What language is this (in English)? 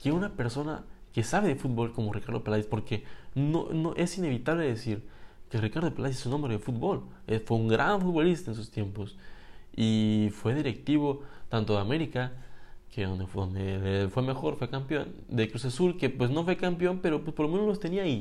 Spanish